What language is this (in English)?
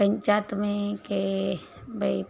Sindhi